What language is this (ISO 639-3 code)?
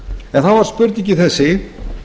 isl